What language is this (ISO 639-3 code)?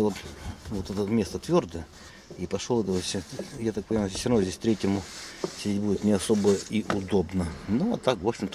rus